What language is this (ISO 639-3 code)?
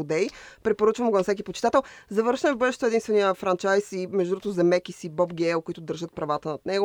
bul